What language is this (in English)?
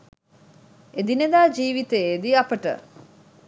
Sinhala